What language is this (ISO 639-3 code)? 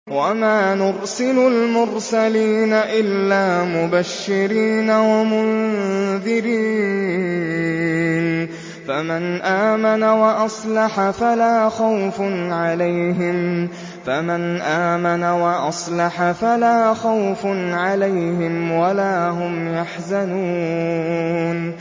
ara